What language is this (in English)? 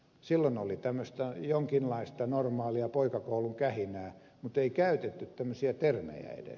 Finnish